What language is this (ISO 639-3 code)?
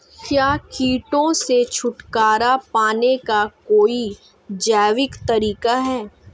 hin